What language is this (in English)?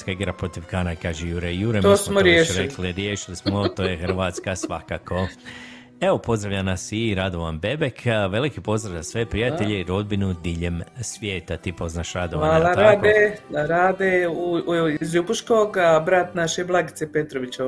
Croatian